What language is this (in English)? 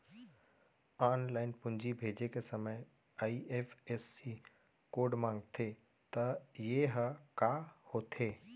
Chhattisgarhi